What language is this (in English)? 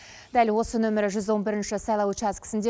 Kazakh